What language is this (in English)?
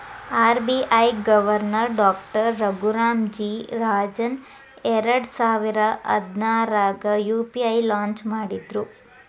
Kannada